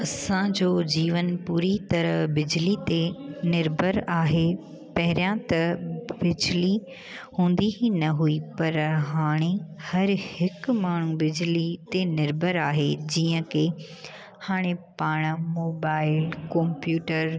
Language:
Sindhi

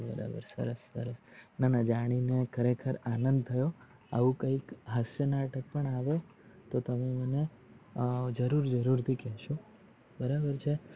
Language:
Gujarati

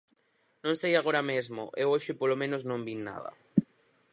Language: Galician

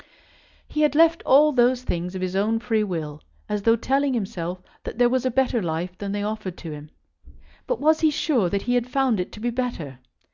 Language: English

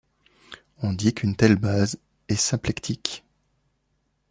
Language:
French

